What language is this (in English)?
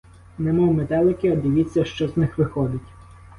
Ukrainian